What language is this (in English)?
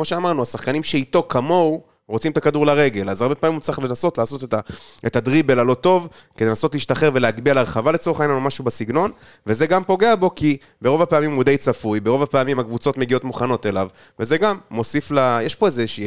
Hebrew